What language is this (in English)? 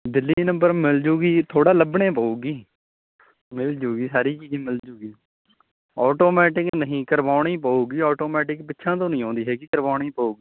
Punjabi